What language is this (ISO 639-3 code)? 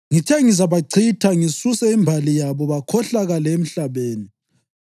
nde